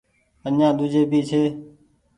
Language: Goaria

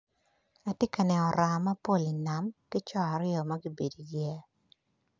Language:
Acoli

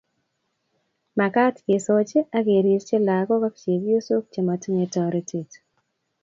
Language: Kalenjin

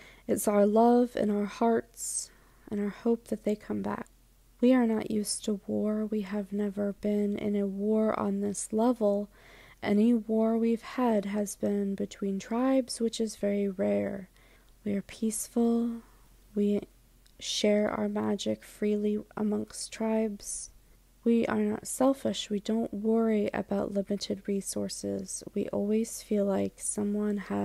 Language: English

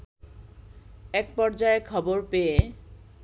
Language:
Bangla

